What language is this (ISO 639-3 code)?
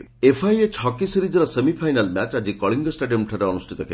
ori